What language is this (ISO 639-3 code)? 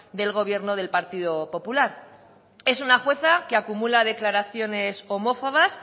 spa